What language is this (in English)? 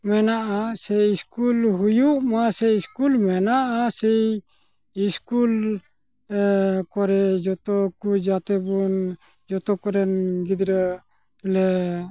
Santali